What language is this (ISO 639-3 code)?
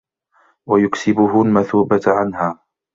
ara